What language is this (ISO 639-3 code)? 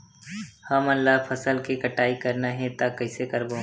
hne